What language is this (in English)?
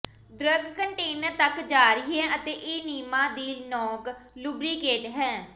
Punjabi